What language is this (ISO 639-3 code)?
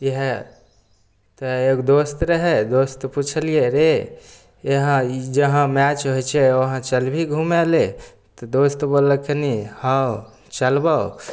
mai